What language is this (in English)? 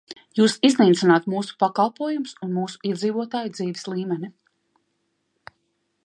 Latvian